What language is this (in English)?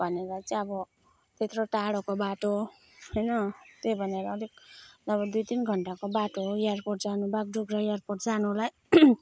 Nepali